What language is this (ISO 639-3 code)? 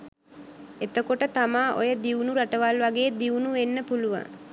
sin